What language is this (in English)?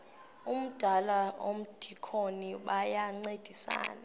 Xhosa